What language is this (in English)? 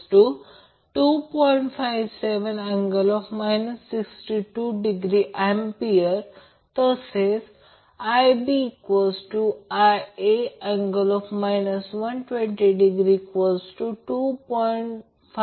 Marathi